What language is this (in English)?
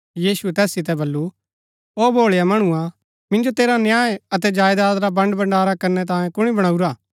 Gaddi